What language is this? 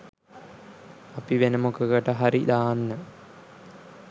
Sinhala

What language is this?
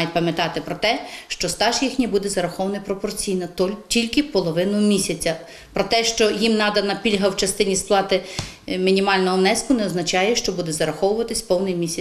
Ukrainian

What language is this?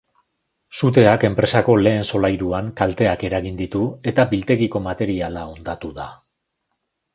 Basque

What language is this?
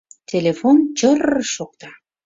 Mari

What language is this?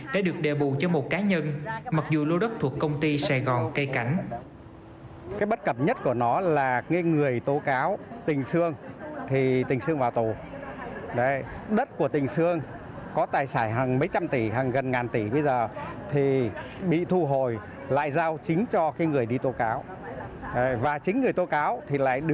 Vietnamese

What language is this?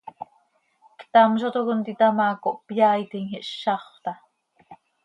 Seri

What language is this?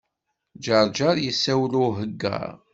Kabyle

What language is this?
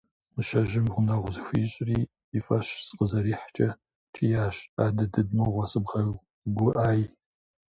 Kabardian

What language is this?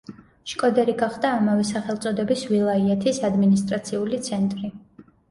Georgian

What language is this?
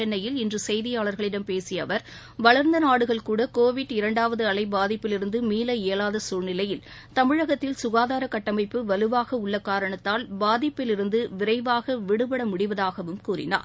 Tamil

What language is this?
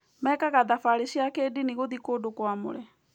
Kikuyu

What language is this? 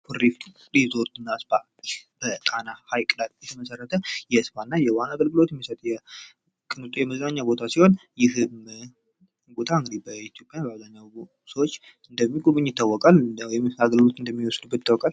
Amharic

